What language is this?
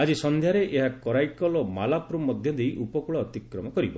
Odia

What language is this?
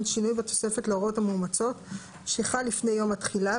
Hebrew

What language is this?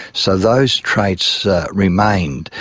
English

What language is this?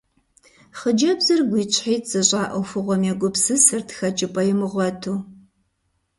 Kabardian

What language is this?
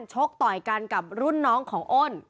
Thai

